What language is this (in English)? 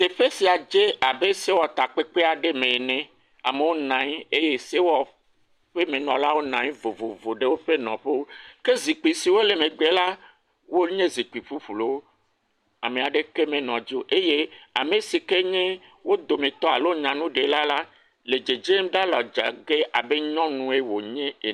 Ewe